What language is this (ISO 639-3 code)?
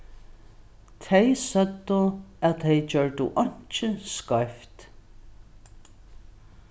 fao